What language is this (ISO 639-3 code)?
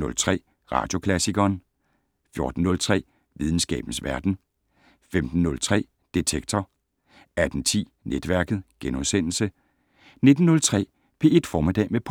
dan